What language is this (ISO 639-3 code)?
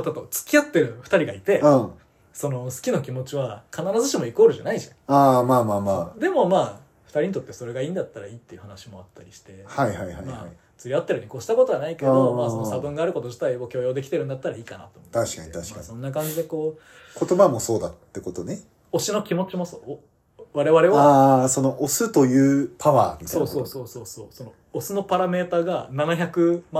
jpn